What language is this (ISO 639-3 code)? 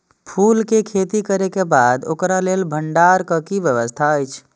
mai